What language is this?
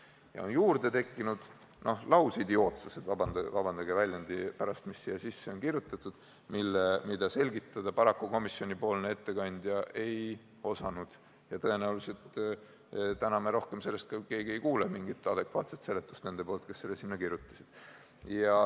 Estonian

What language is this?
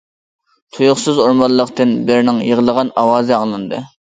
Uyghur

